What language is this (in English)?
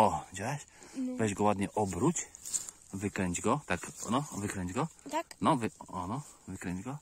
Polish